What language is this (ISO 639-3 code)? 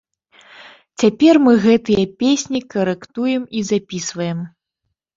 bel